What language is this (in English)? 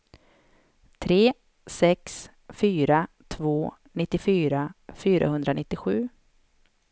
Swedish